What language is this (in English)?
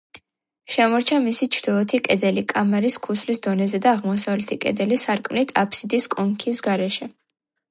Georgian